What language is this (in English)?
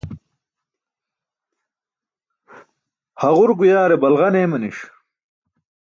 Burushaski